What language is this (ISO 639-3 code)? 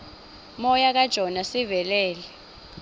xho